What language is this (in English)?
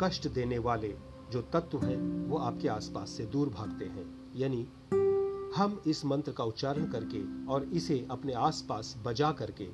Hindi